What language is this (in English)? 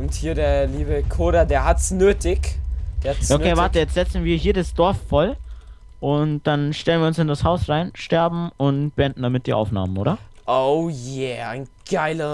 German